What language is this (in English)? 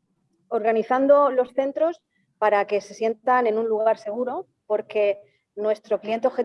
Spanish